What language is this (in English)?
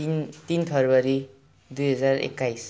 Nepali